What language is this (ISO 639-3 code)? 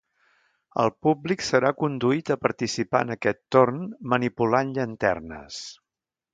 cat